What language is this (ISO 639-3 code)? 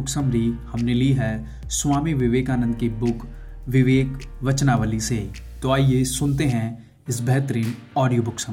hin